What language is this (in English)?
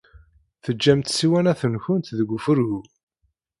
Kabyle